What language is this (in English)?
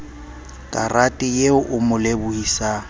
Southern Sotho